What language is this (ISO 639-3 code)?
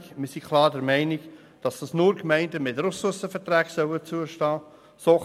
gsw